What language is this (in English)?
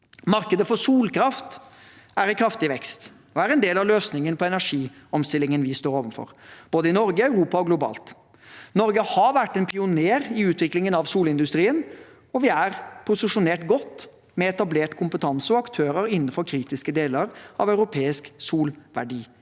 Norwegian